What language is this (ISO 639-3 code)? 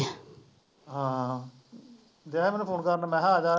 pan